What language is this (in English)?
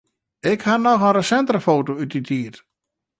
Western Frisian